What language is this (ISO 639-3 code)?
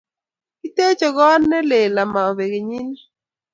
kln